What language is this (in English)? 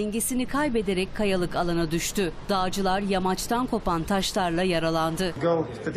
Turkish